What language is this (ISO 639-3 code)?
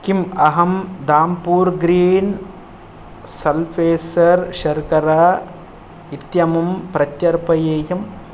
san